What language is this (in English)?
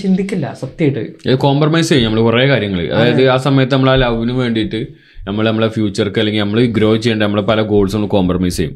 Malayalam